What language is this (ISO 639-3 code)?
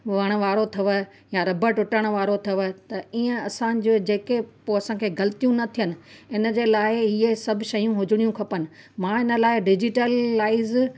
snd